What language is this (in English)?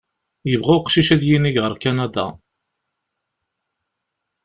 Kabyle